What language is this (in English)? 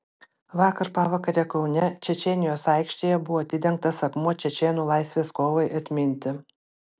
Lithuanian